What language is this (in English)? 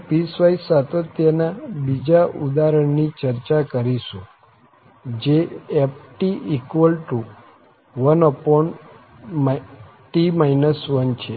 Gujarati